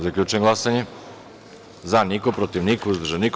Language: Serbian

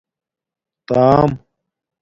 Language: Domaaki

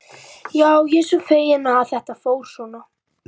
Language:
Icelandic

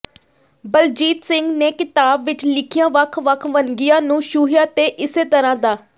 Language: Punjabi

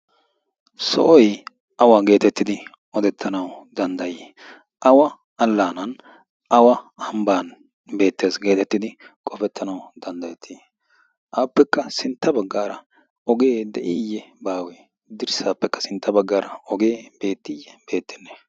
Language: Wolaytta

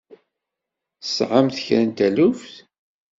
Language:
Kabyle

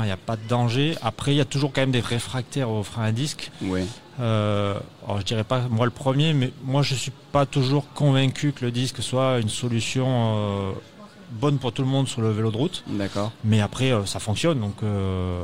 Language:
French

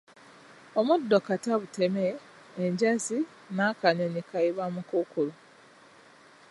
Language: Ganda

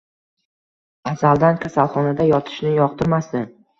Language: Uzbek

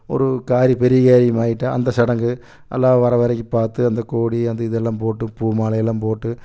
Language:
Tamil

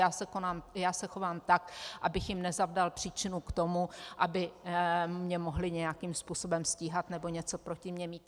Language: Czech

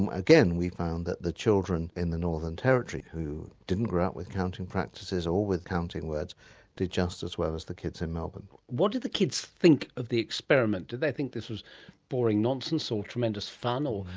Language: English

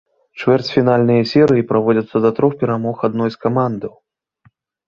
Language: Belarusian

